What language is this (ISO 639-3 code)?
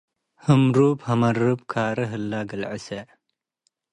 tig